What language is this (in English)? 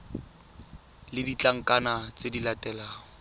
Tswana